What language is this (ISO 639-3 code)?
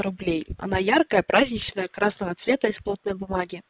rus